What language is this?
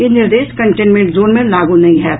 Maithili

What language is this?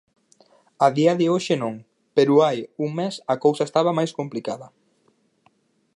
Galician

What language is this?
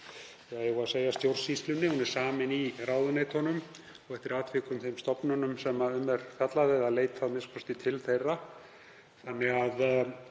Icelandic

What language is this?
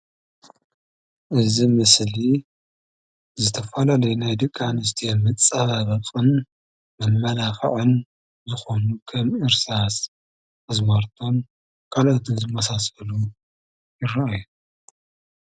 Tigrinya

